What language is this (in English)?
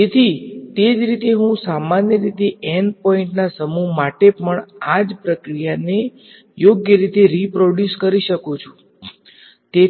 Gujarati